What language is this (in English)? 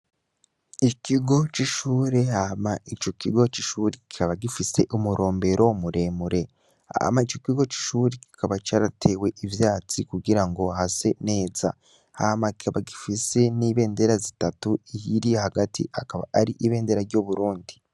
Rundi